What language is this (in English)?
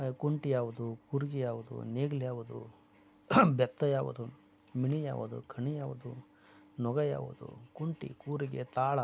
Kannada